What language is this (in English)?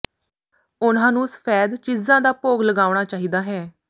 Punjabi